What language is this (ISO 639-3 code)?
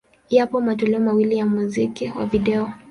swa